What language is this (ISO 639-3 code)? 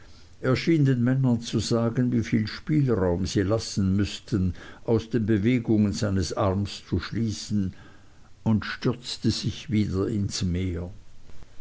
deu